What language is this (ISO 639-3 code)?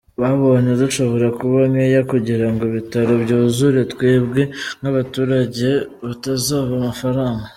kin